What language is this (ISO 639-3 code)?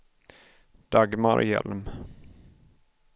swe